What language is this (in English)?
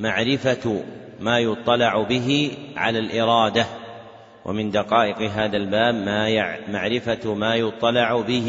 Arabic